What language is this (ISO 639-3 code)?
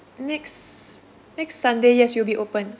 eng